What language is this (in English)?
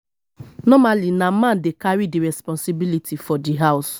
Nigerian Pidgin